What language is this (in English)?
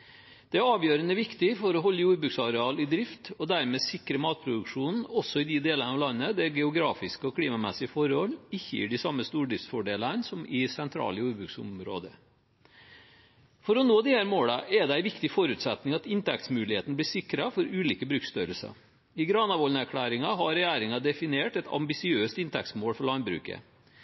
Norwegian Bokmål